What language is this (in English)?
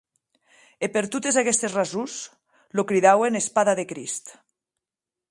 Occitan